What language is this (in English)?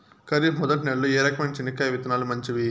Telugu